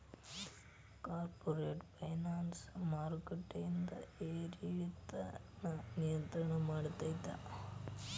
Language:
Kannada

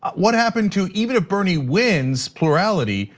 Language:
English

